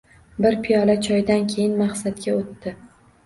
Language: Uzbek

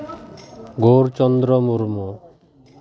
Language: Santali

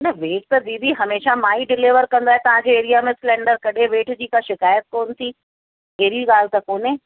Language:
Sindhi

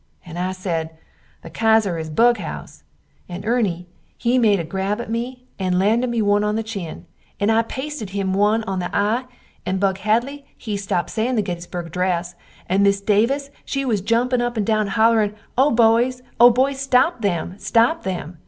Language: English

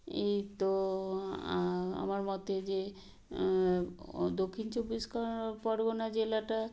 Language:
Bangla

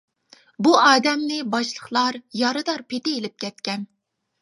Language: Uyghur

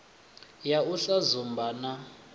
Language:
Venda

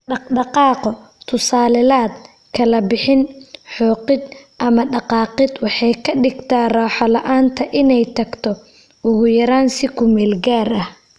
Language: Somali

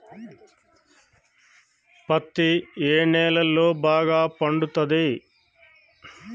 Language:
Telugu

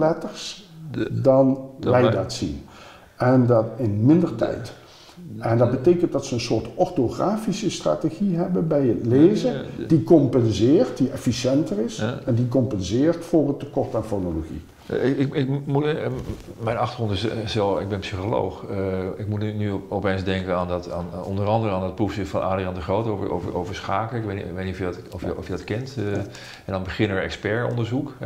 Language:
Dutch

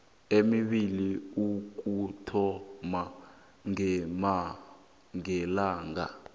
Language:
South Ndebele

